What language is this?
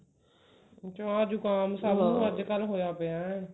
Punjabi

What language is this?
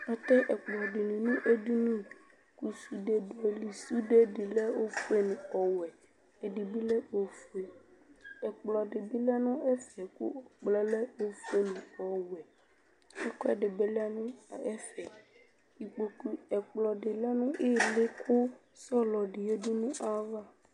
Ikposo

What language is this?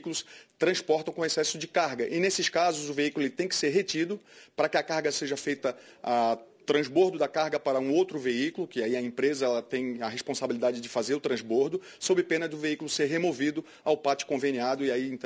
Portuguese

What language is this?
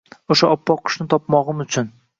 Uzbek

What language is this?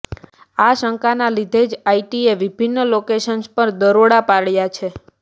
Gujarati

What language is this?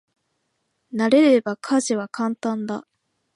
Japanese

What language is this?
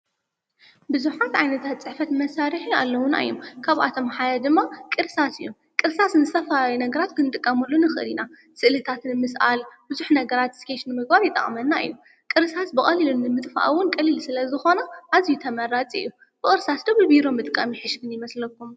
Tigrinya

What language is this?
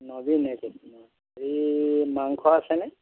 Assamese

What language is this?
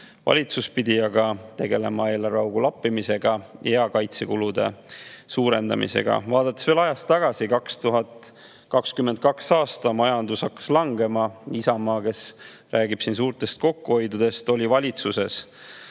Estonian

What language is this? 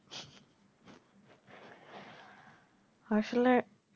Bangla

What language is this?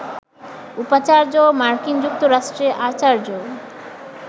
Bangla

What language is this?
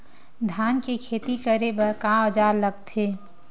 Chhattisgarhi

